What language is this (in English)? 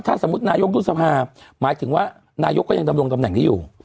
Thai